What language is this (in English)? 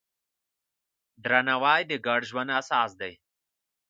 Pashto